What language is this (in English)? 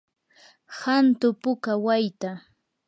Yanahuanca Pasco Quechua